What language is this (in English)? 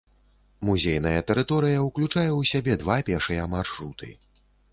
Belarusian